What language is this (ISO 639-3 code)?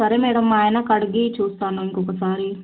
tel